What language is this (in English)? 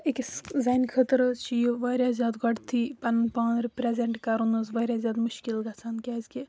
Kashmiri